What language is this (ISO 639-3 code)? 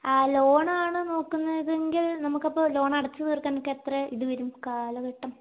mal